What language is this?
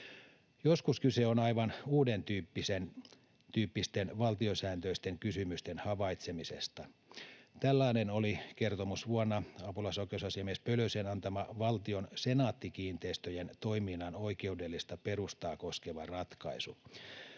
Finnish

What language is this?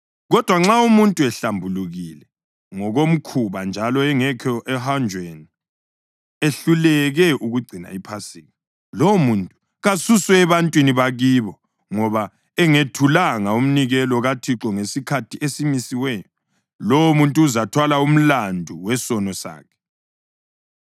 North Ndebele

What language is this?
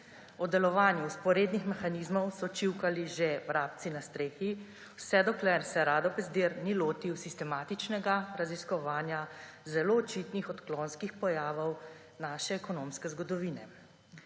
Slovenian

